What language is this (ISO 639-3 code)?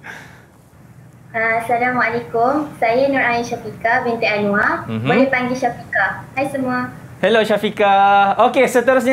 msa